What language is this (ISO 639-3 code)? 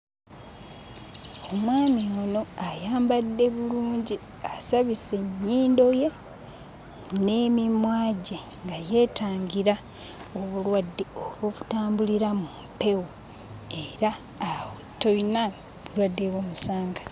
lug